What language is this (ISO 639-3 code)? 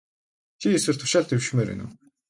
mon